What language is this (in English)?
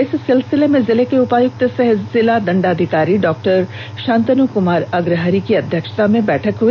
Hindi